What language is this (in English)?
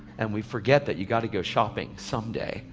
English